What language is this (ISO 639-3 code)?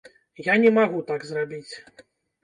bel